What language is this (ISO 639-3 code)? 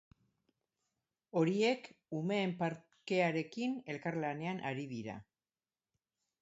eus